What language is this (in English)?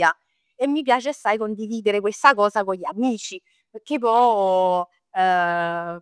Neapolitan